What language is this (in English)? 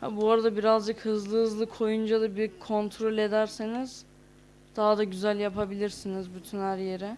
Turkish